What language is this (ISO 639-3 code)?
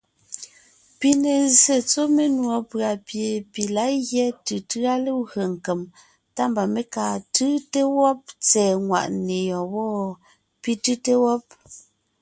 nnh